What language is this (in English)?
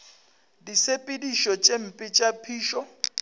Northern Sotho